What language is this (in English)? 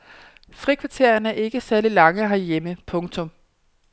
Danish